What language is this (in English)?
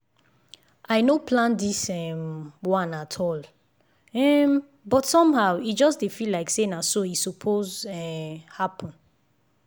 Nigerian Pidgin